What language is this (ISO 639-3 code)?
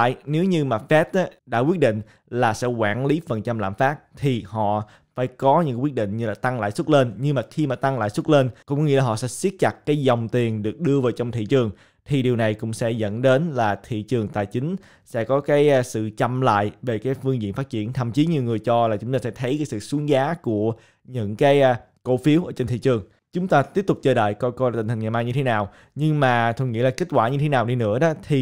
vie